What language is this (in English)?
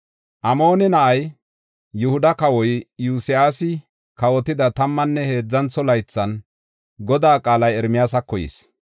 Gofa